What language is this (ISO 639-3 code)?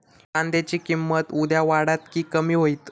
mar